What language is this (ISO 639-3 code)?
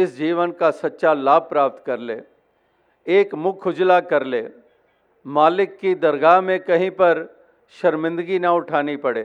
hin